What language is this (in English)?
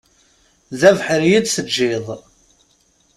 Kabyle